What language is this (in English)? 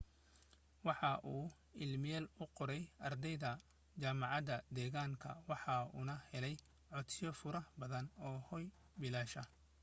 Somali